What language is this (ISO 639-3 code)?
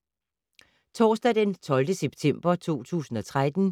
dan